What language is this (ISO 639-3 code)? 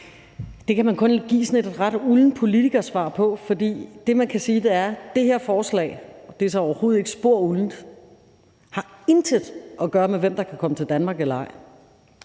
dan